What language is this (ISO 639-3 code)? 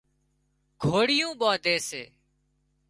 kxp